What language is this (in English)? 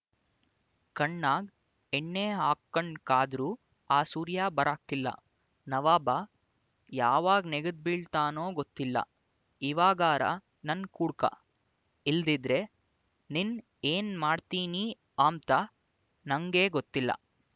Kannada